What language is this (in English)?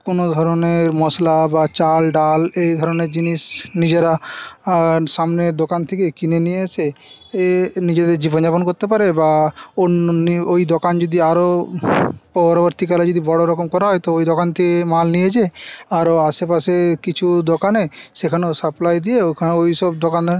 Bangla